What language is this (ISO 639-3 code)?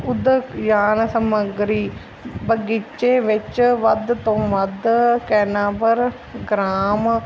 pan